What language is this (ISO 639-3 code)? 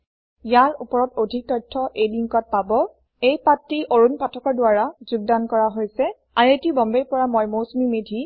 asm